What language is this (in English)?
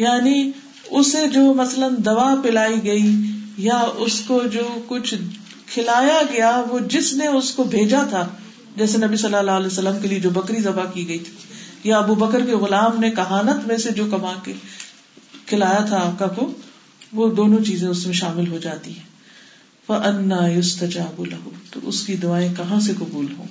Urdu